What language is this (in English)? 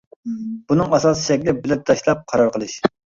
Uyghur